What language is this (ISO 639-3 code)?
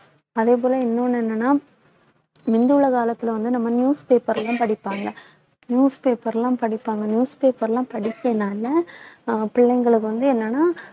tam